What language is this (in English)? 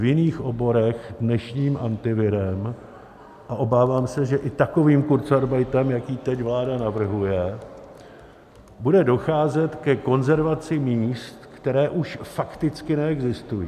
Czech